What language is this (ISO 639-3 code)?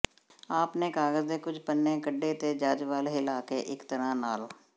pan